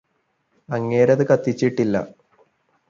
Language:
Malayalam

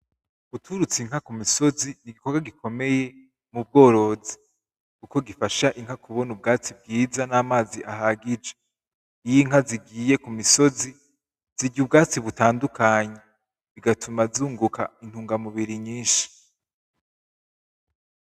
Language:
Rundi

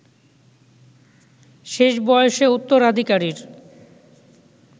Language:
Bangla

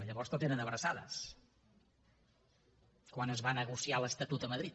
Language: Catalan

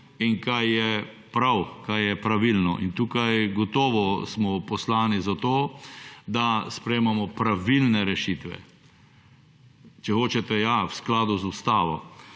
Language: Slovenian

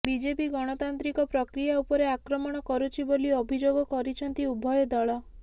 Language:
Odia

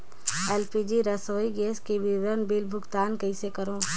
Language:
Chhattisgarhi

